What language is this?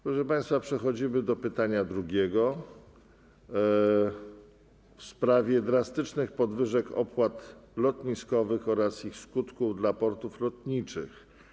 Polish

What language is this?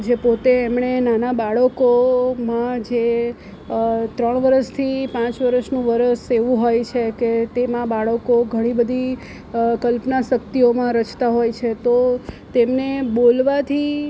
Gujarati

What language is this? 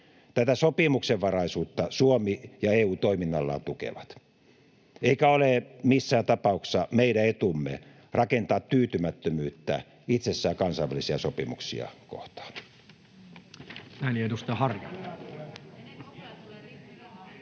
Finnish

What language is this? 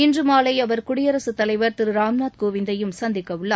Tamil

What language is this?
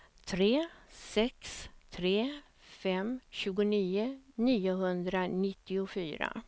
Swedish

